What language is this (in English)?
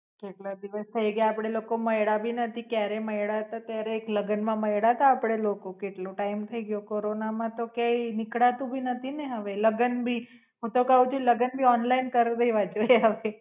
Gujarati